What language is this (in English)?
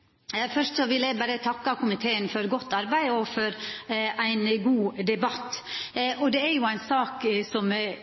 Norwegian Nynorsk